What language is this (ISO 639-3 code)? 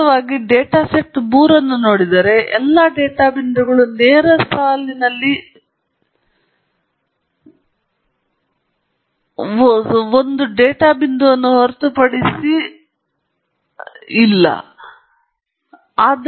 kan